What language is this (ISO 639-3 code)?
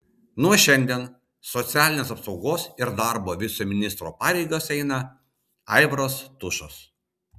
lit